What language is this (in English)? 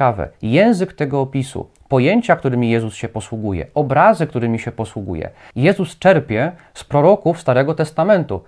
Polish